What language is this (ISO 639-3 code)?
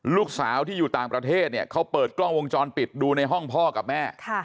tha